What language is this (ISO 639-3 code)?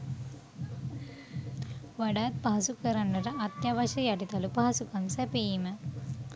sin